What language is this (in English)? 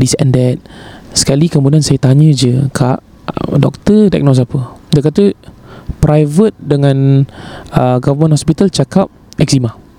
Malay